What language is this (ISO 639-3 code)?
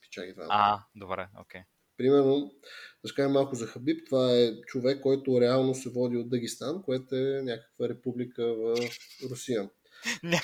bul